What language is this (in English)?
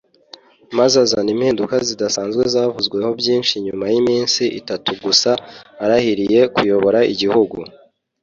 Kinyarwanda